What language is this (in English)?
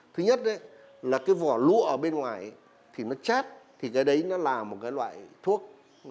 Vietnamese